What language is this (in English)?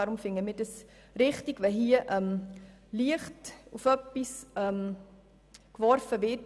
Swiss German